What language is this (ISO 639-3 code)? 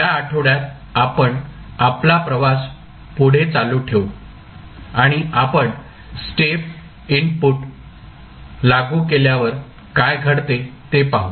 mar